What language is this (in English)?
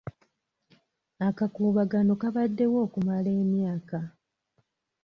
Ganda